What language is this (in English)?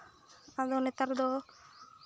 Santali